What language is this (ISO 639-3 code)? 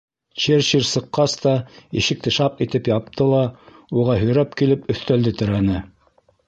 bak